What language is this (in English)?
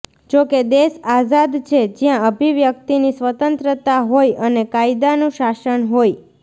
Gujarati